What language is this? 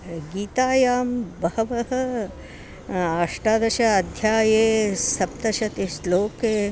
Sanskrit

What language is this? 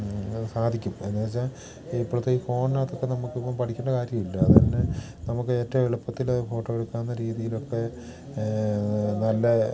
Malayalam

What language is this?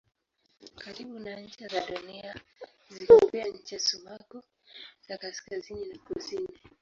Swahili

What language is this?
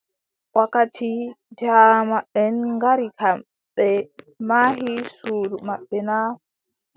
Adamawa Fulfulde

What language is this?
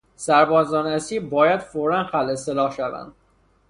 Persian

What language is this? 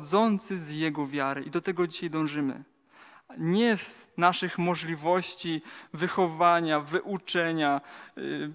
Polish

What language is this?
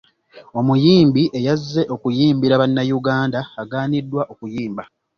Ganda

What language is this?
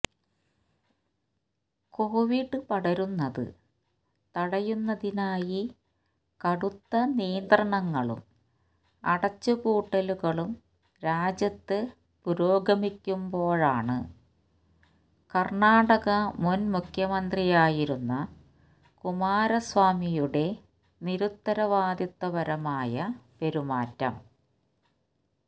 Malayalam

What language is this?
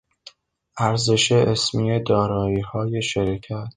Persian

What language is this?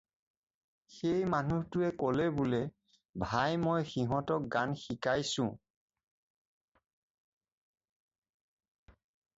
Assamese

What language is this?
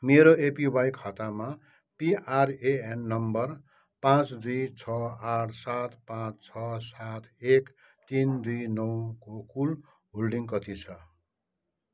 Nepali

